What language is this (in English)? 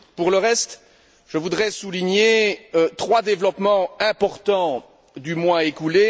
French